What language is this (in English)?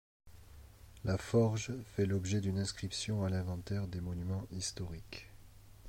French